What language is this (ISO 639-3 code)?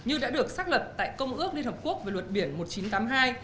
vie